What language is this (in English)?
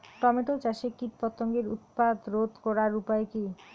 Bangla